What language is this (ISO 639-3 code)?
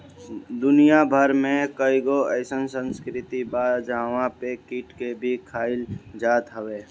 bho